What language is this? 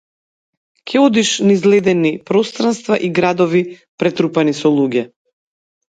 Macedonian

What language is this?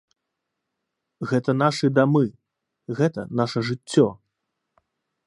Belarusian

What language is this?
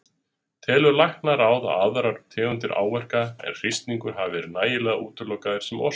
Icelandic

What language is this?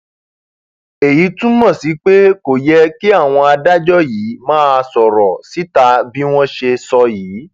Yoruba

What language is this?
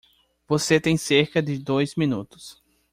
Portuguese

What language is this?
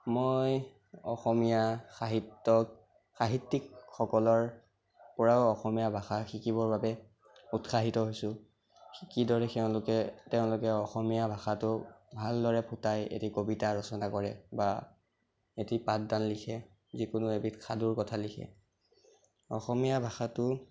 Assamese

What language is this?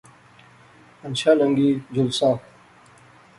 Pahari-Potwari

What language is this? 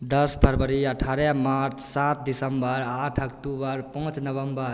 Maithili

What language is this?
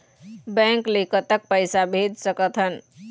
Chhattisgarhi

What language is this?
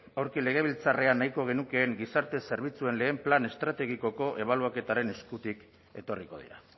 Basque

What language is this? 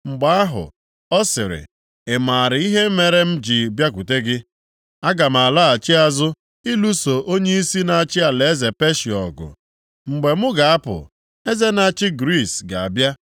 Igbo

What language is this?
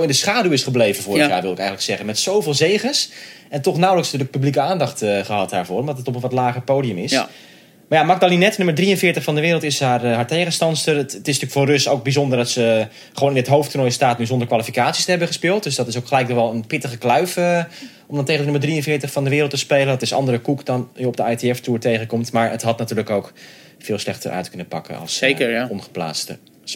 Dutch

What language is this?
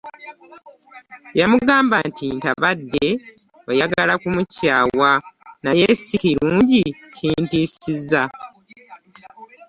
Ganda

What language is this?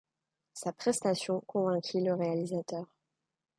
French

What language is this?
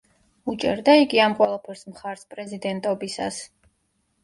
Georgian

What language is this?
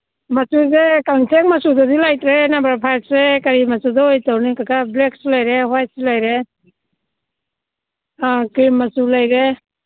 Manipuri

